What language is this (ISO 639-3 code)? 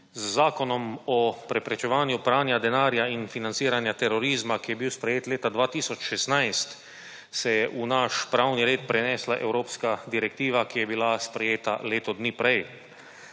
slv